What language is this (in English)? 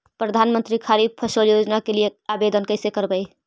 Magahi